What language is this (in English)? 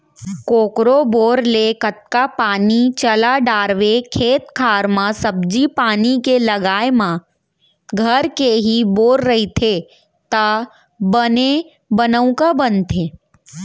Chhattisgarhi